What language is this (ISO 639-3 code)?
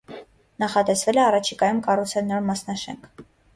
hye